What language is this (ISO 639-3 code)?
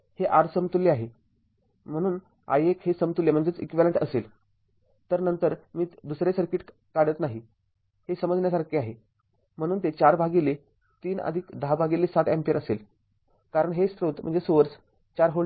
mar